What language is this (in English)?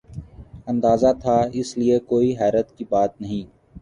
Urdu